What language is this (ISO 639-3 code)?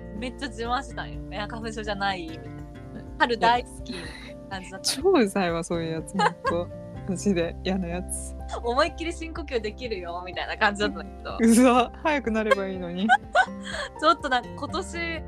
jpn